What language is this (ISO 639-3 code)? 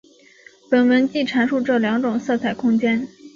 zho